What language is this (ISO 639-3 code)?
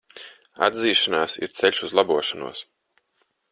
lav